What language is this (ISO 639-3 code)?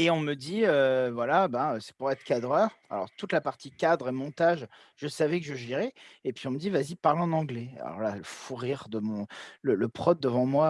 fra